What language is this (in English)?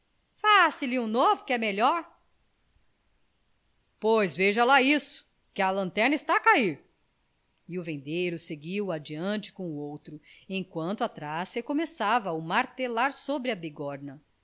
Portuguese